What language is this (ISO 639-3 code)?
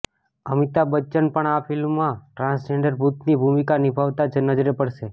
guj